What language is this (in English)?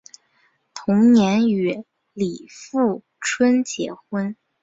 Chinese